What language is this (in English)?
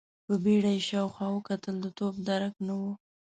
Pashto